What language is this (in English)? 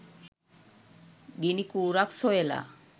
Sinhala